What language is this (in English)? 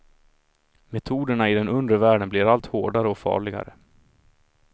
Swedish